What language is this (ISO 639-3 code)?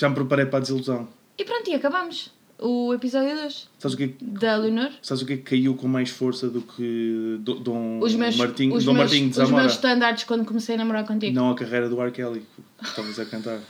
por